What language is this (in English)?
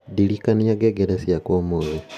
Kikuyu